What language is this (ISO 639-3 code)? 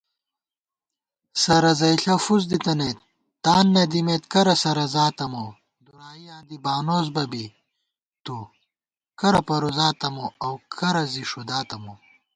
gwt